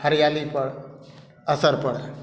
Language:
Maithili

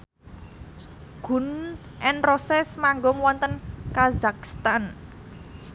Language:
Javanese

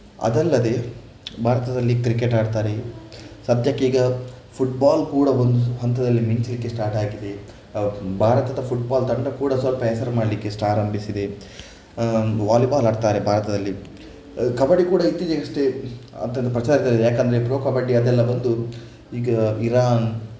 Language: Kannada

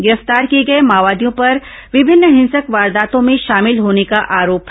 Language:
Hindi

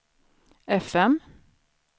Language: Swedish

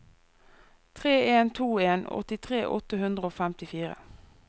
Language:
Norwegian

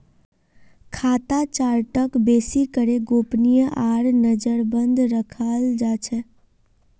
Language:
Magahi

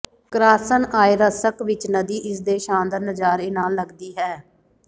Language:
Punjabi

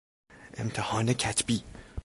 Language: Persian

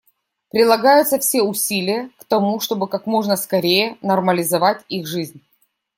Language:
Russian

